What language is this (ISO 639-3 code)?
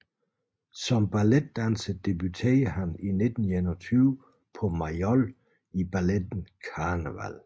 dan